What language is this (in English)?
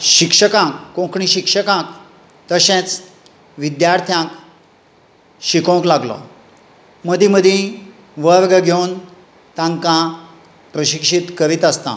Konkani